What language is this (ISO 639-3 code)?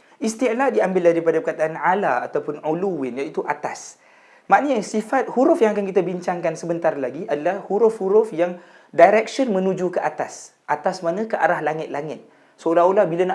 msa